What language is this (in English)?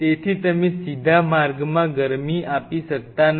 Gujarati